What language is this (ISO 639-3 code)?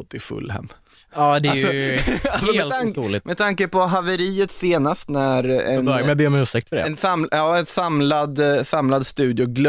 swe